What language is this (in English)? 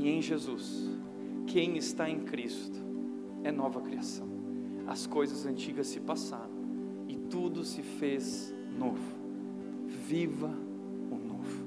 Portuguese